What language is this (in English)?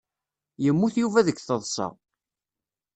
Kabyle